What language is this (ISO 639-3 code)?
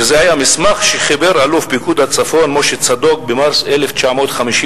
heb